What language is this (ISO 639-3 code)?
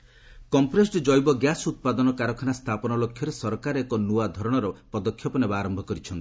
ori